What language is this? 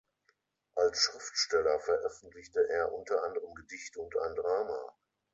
German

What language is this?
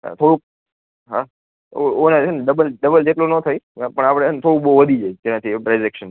Gujarati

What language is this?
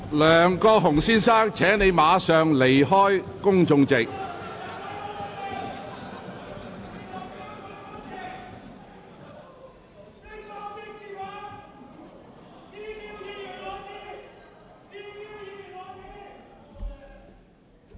Cantonese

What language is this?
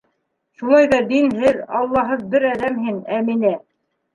Bashkir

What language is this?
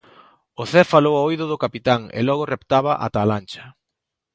Galician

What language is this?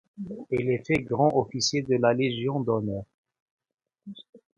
French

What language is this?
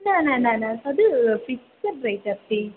Sanskrit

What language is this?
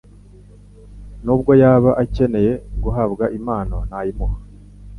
Kinyarwanda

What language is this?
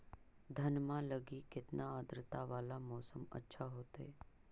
Magahi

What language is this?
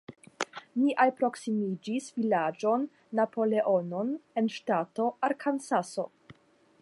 Esperanto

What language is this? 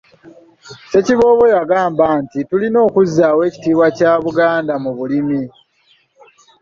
Ganda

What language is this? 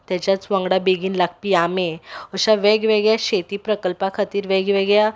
Konkani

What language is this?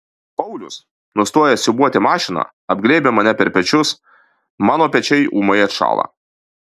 Lithuanian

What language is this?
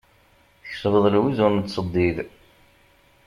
Kabyle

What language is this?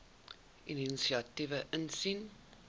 Afrikaans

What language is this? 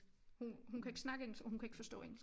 Danish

